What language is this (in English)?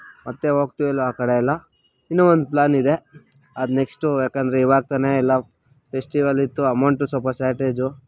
Kannada